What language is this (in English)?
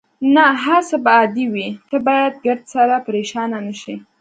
Pashto